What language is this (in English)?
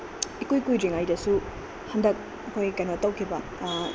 Manipuri